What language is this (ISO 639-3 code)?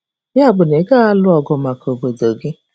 ibo